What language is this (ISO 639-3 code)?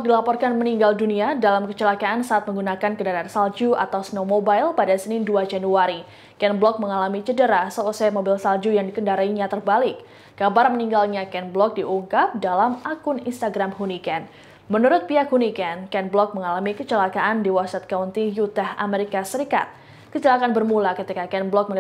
ind